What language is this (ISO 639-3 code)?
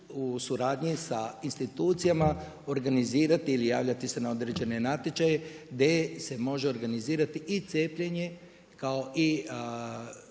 hrv